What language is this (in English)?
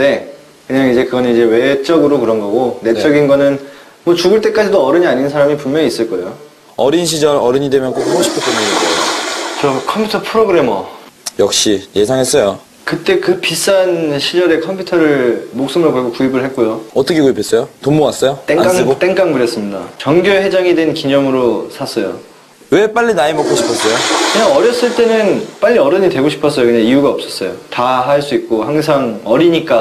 Korean